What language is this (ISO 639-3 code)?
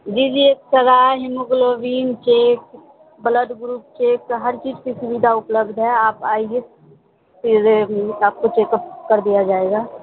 urd